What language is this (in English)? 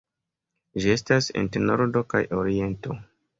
Esperanto